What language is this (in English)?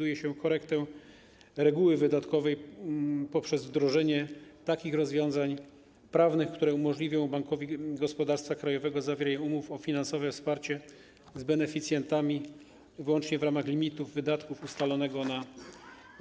Polish